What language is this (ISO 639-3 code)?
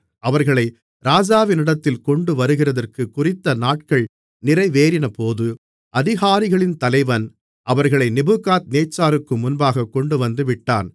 tam